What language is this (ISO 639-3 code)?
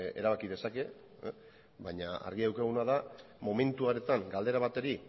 eus